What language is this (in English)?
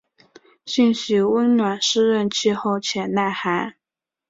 Chinese